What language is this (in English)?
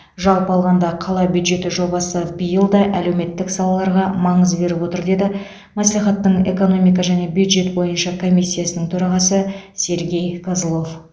Kazakh